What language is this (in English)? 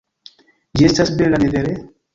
Esperanto